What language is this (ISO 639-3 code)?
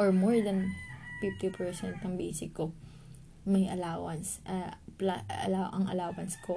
fil